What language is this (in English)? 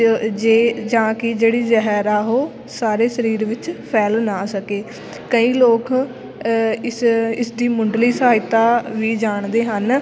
Punjabi